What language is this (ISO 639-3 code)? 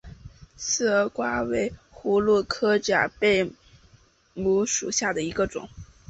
zho